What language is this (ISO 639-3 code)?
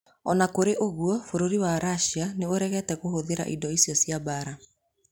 kik